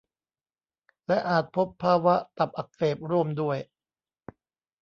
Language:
Thai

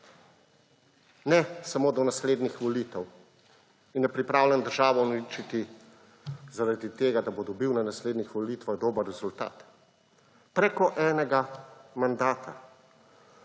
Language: Slovenian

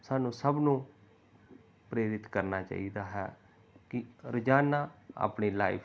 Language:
Punjabi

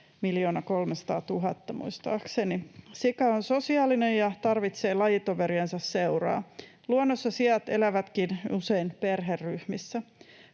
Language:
Finnish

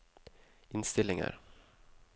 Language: Norwegian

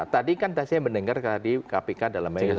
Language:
Indonesian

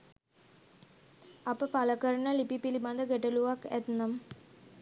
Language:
Sinhala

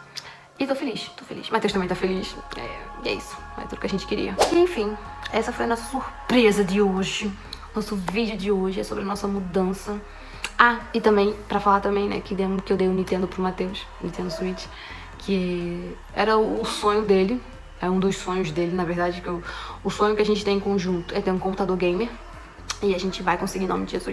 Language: Portuguese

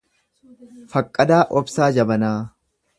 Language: Oromo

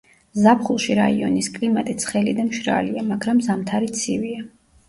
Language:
Georgian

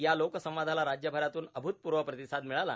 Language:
Marathi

